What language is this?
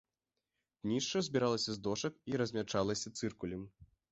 Belarusian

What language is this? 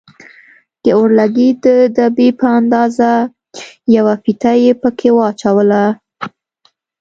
Pashto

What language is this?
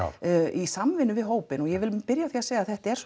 Icelandic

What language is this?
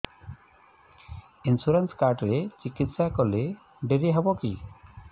Odia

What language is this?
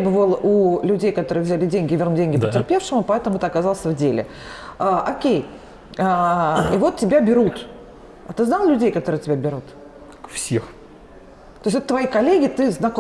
Russian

